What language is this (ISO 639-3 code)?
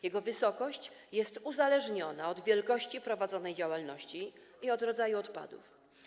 pol